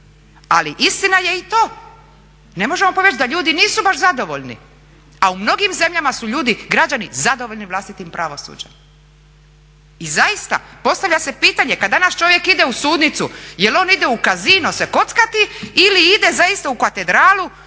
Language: Croatian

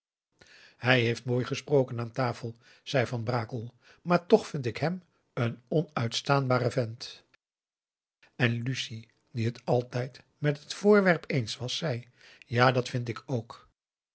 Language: Dutch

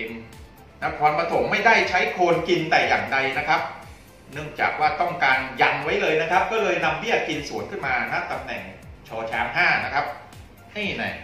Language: Thai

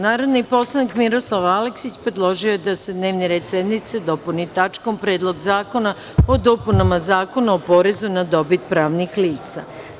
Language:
Serbian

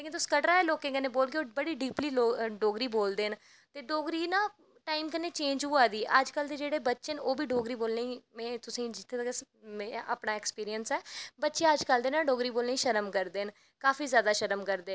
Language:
Dogri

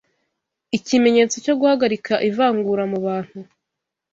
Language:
Kinyarwanda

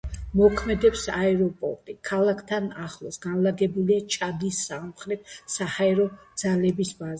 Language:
Georgian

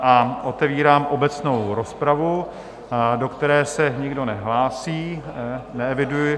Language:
Czech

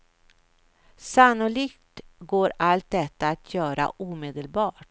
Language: Swedish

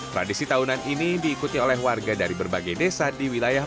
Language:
Indonesian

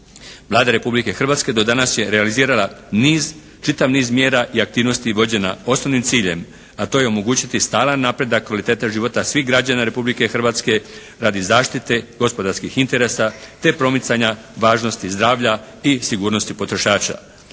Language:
Croatian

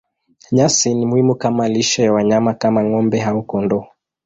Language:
Swahili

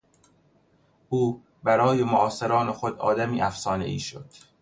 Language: Persian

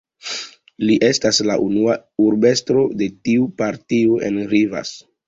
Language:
Esperanto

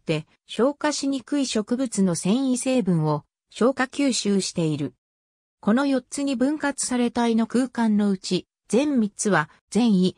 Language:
Japanese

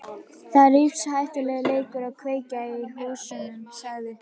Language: Icelandic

